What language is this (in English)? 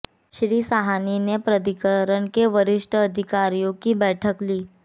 Hindi